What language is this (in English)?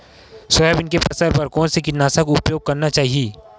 Chhattisgarhi